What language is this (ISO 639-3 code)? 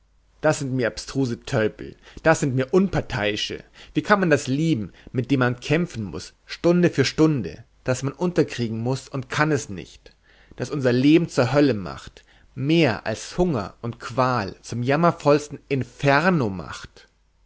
deu